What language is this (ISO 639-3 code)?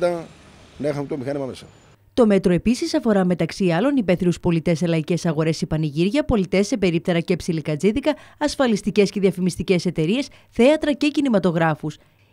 ell